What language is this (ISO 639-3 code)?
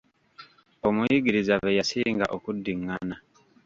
lug